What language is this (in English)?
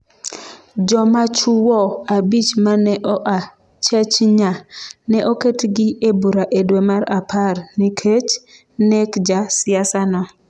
Luo (Kenya and Tanzania)